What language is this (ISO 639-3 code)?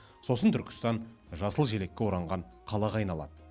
kaz